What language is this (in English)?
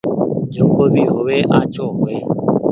Goaria